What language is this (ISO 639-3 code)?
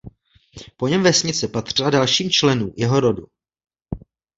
ces